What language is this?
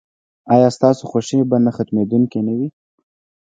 Pashto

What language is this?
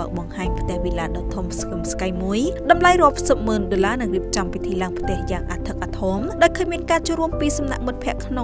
Thai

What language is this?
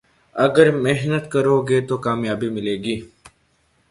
Urdu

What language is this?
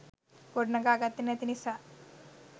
Sinhala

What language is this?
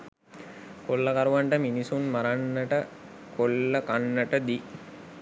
Sinhala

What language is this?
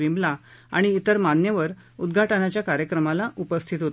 Marathi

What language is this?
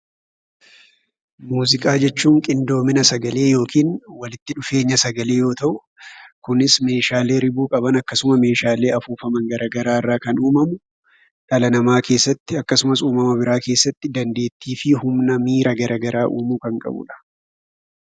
Oromo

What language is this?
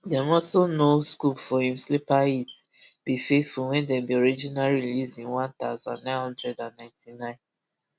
Nigerian Pidgin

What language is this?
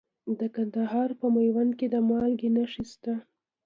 Pashto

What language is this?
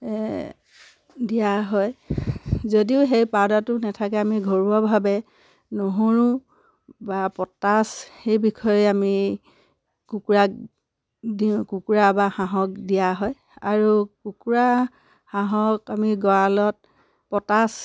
Assamese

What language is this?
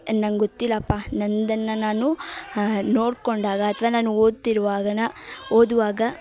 Kannada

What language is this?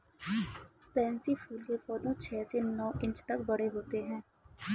Hindi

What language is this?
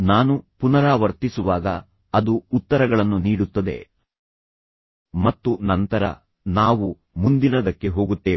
Kannada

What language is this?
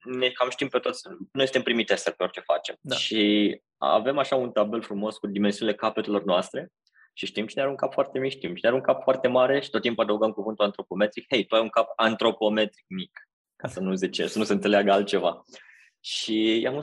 Romanian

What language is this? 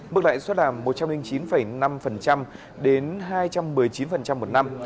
Vietnamese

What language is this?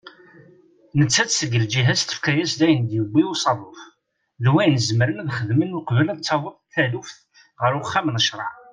Kabyle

